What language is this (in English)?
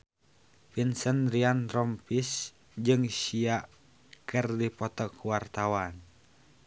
Sundanese